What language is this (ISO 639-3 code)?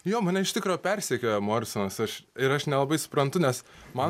lit